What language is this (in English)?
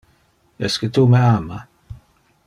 Interlingua